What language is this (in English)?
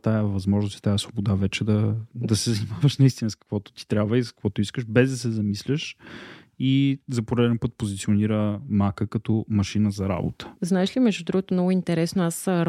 Bulgarian